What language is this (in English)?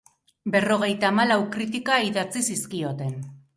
Basque